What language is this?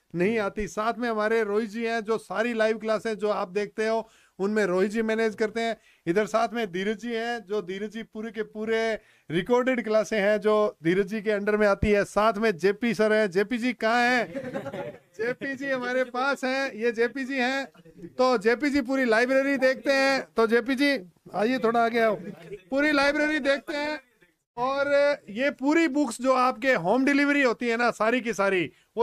Hindi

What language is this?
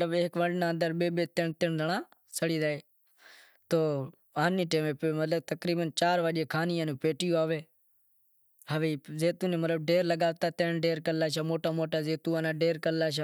Wadiyara Koli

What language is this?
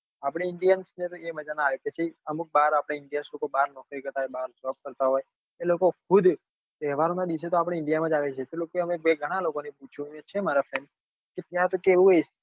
Gujarati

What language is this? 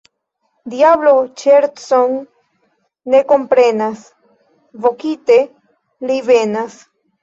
Esperanto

